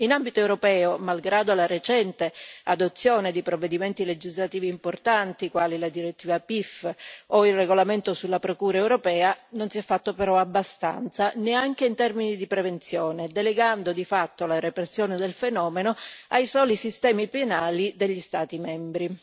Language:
Italian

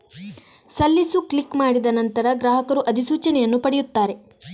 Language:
Kannada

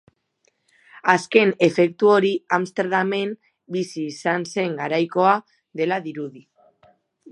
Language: Basque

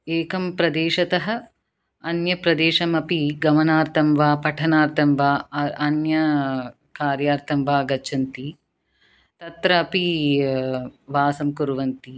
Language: Sanskrit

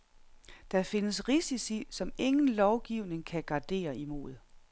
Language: Danish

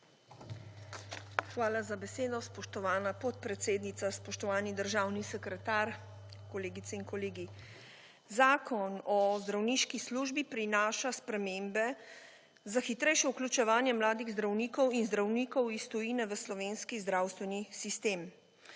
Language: Slovenian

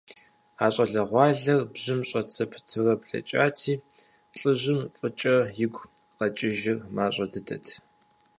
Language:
Kabardian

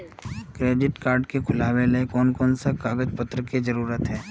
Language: Magahi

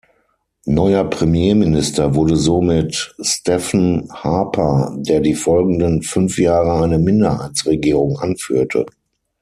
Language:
German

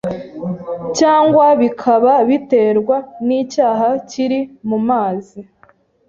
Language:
Kinyarwanda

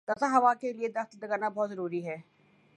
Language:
Urdu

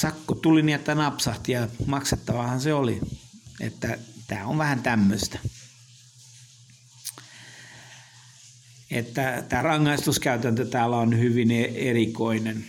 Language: Finnish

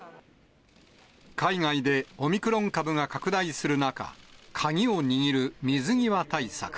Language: Japanese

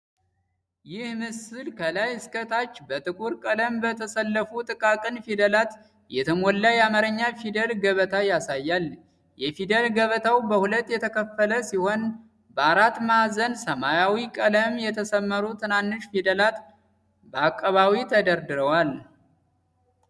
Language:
Amharic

